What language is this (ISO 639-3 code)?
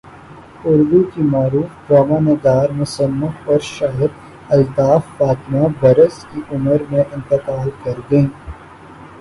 urd